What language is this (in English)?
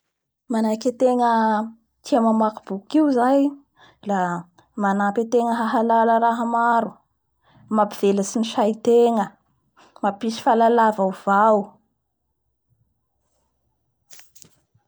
Bara Malagasy